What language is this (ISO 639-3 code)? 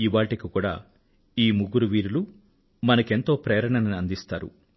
tel